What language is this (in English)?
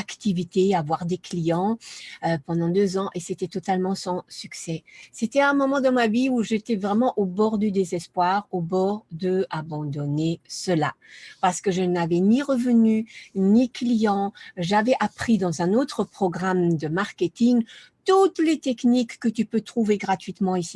French